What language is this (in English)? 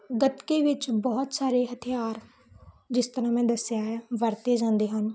Punjabi